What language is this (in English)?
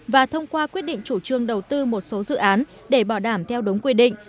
Vietnamese